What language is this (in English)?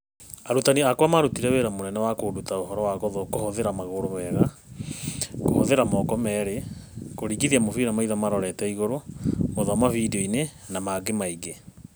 Kikuyu